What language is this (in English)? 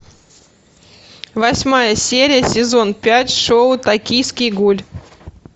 Russian